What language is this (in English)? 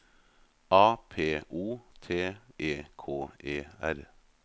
Norwegian